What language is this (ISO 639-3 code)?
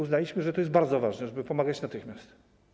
pol